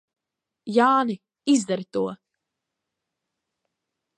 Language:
Latvian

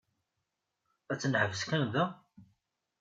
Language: Kabyle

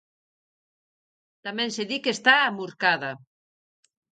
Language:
Galician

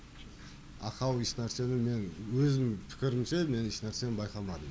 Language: Kazakh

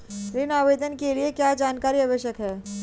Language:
Hindi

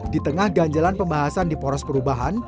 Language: Indonesian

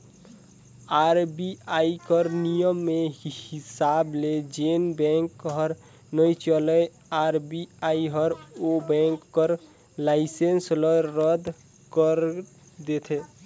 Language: Chhattisgarhi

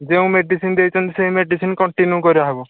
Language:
Odia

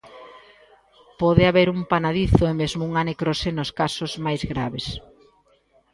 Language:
Galician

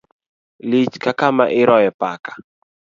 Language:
Luo (Kenya and Tanzania)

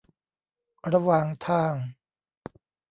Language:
Thai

